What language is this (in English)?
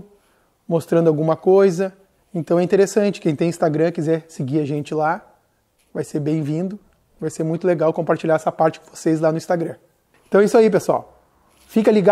Portuguese